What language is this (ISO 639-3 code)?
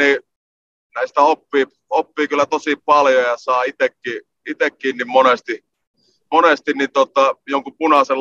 fin